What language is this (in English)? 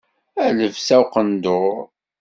Kabyle